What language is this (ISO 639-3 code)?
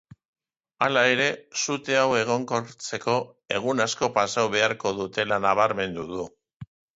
eus